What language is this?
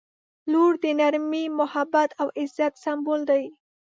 Pashto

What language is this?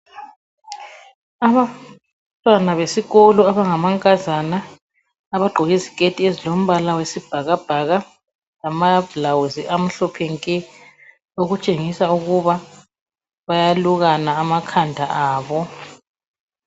North Ndebele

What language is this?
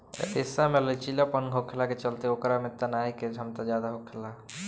Bhojpuri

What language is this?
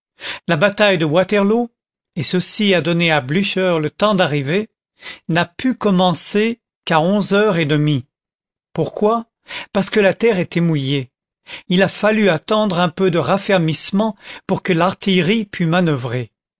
French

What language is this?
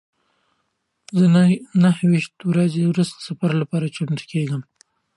Pashto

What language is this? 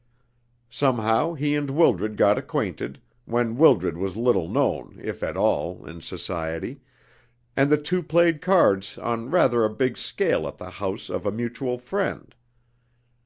English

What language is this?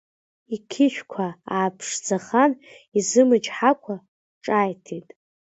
Abkhazian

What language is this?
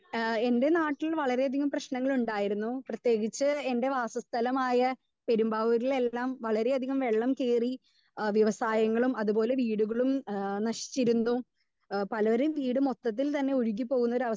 Malayalam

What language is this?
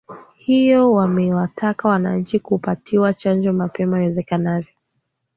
Swahili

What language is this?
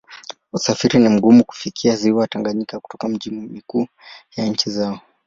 Swahili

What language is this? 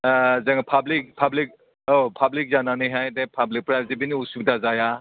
Bodo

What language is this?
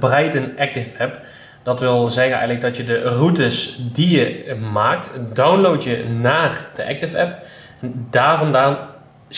Dutch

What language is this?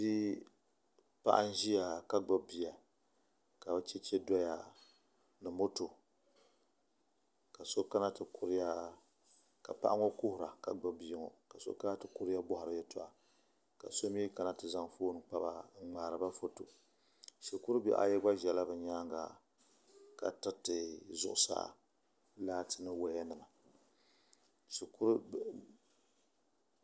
Dagbani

